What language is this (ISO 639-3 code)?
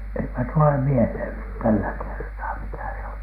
fin